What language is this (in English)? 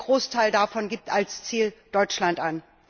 German